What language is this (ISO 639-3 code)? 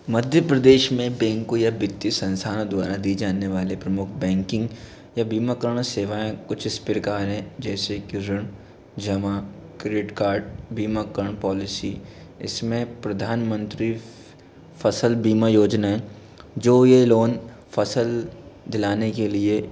hin